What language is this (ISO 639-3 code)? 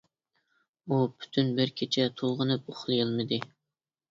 uig